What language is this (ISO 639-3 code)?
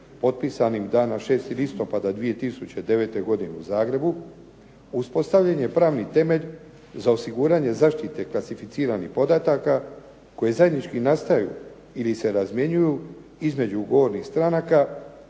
hrv